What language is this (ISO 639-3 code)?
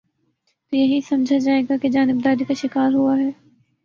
urd